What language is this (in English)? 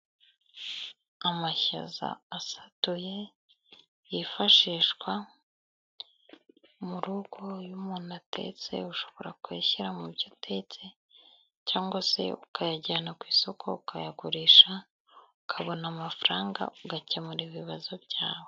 Kinyarwanda